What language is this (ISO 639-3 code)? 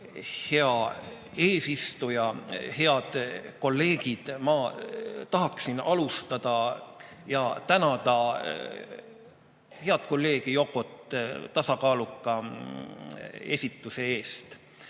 est